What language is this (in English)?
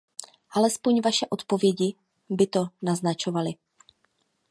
Czech